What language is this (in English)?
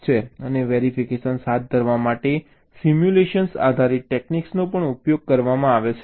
Gujarati